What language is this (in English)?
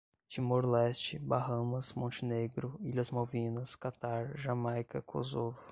Portuguese